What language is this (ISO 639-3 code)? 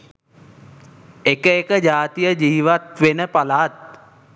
sin